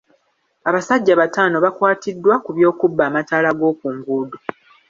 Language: Ganda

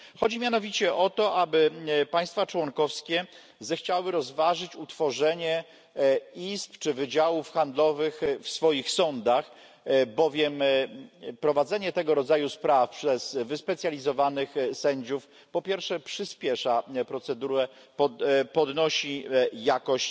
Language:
Polish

